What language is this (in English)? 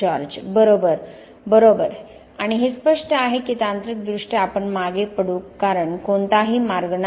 Marathi